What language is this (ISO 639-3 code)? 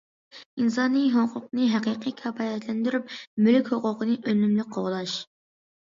uig